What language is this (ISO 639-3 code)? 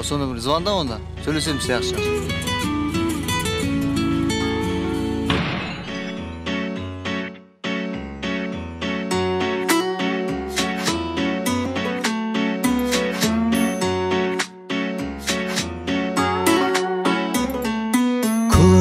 bul